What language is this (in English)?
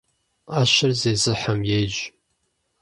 Kabardian